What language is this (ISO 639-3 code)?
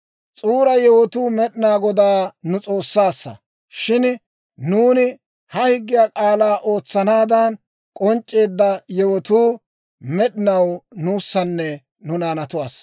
dwr